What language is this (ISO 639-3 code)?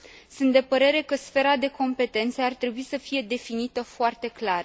ron